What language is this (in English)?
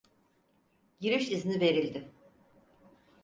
Turkish